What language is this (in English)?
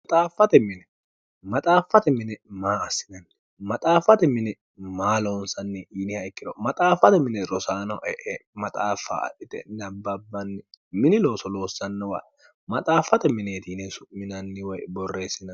Sidamo